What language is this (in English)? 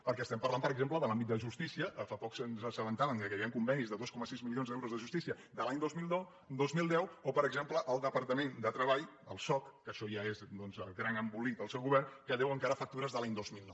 Catalan